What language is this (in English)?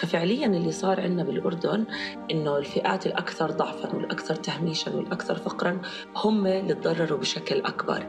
Arabic